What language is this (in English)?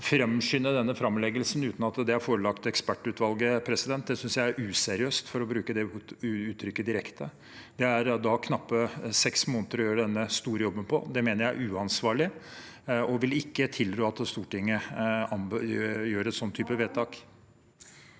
Norwegian